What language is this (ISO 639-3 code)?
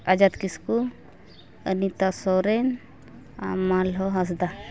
sat